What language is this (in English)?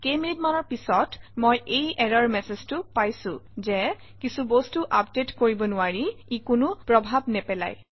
Assamese